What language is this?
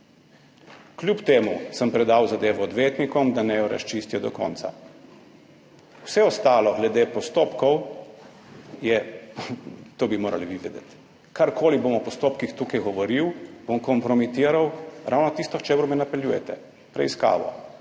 Slovenian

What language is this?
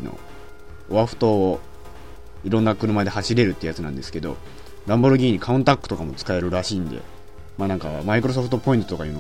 Japanese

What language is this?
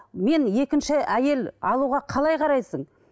Kazakh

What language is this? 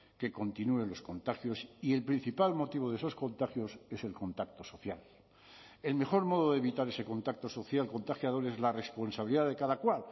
Spanish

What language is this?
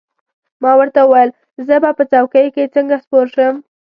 Pashto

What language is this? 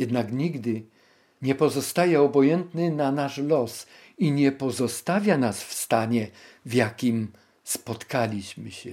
Polish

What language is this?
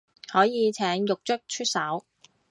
Cantonese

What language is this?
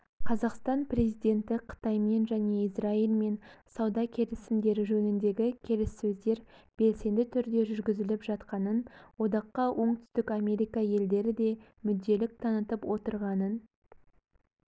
Kazakh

